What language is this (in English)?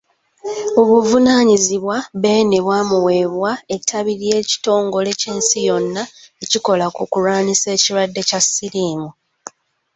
Ganda